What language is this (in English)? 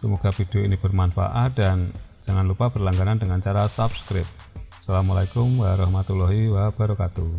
Indonesian